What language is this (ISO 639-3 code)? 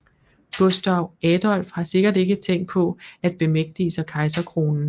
dan